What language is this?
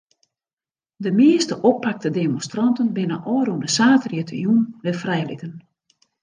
Western Frisian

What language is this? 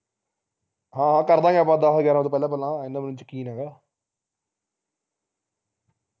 Punjabi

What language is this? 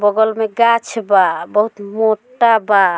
Bhojpuri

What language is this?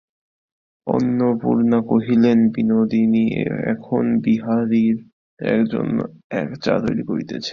Bangla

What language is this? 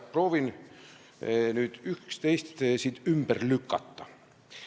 Estonian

